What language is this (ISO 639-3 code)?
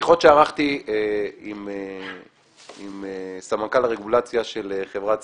heb